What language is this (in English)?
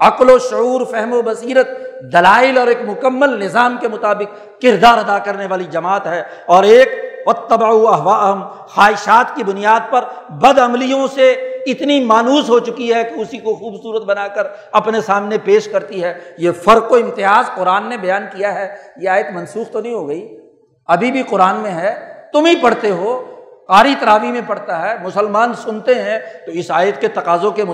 Urdu